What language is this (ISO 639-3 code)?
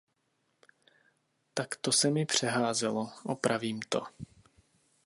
ces